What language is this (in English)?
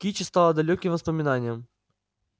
Russian